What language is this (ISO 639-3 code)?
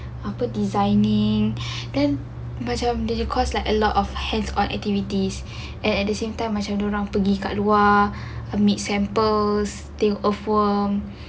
eng